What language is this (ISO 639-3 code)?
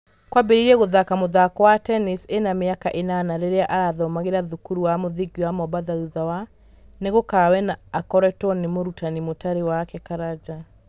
kik